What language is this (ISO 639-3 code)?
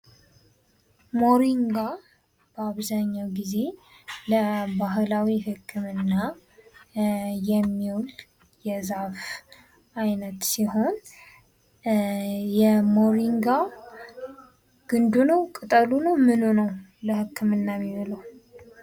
amh